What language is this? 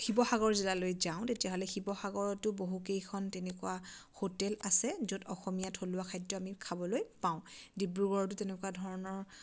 Assamese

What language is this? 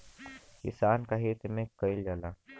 Bhojpuri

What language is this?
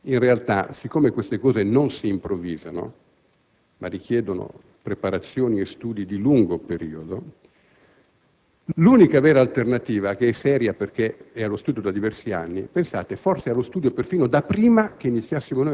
Italian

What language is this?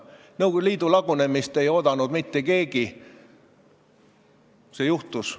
Estonian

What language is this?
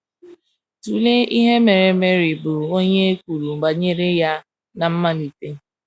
Igbo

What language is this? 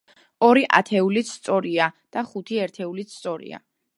Georgian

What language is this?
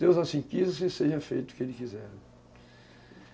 Portuguese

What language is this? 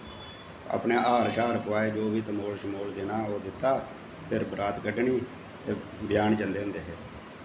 Dogri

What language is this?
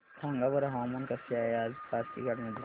Marathi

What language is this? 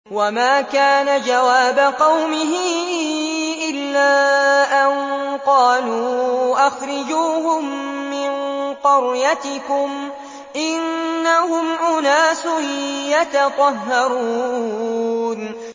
Arabic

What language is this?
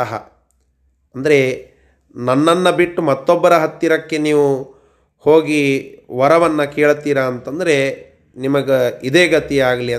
Kannada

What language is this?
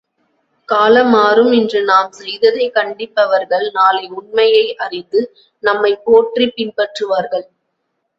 Tamil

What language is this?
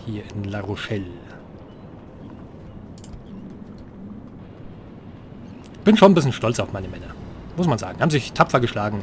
German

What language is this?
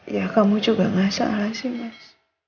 Indonesian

